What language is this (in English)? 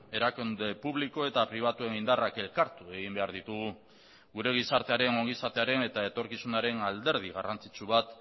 Basque